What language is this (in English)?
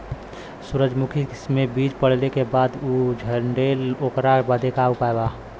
Bhojpuri